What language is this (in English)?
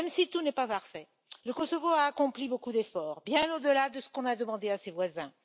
French